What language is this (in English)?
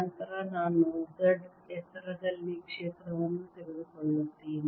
Kannada